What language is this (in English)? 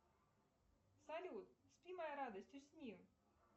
Russian